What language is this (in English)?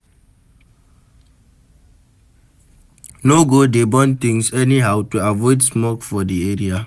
Nigerian Pidgin